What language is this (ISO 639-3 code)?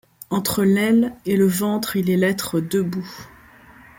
fra